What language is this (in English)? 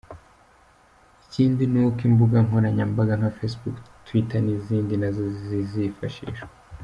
Kinyarwanda